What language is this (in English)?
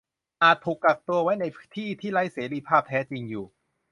Thai